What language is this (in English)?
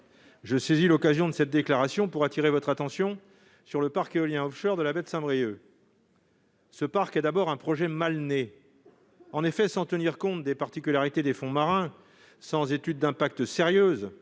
French